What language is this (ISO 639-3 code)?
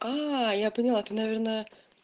rus